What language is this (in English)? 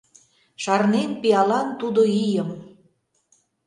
Mari